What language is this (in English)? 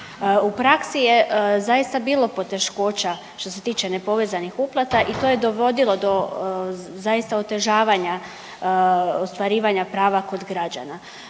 Croatian